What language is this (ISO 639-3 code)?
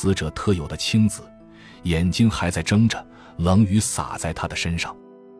zho